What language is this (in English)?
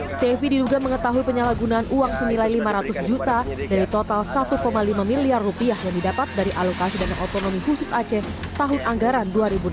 Indonesian